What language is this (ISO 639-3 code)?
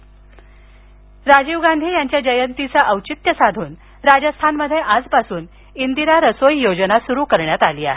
mar